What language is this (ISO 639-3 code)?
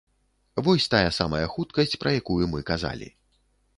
bel